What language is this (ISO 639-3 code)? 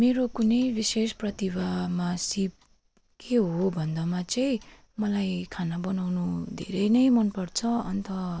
nep